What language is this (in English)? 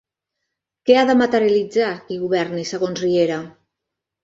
Catalan